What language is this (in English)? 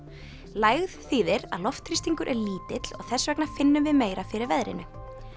Icelandic